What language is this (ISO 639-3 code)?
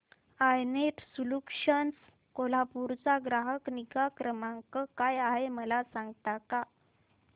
mar